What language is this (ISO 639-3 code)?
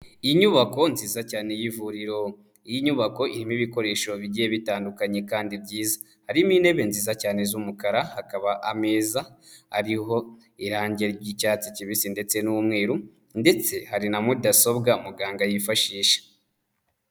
kin